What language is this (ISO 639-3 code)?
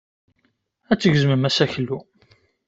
kab